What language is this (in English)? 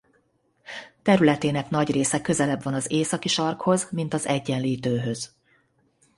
Hungarian